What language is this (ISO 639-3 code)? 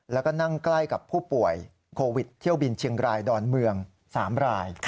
tha